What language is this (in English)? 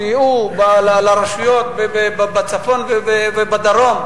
Hebrew